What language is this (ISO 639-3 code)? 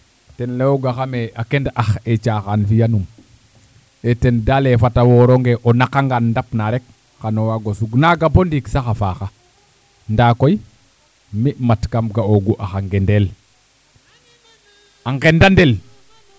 srr